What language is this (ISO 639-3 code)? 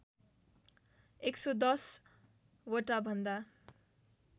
nep